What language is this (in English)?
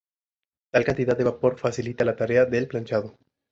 Spanish